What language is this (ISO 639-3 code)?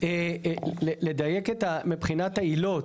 heb